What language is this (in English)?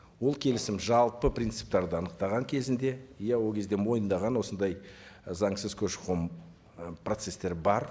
Kazakh